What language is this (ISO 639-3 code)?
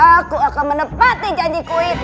ind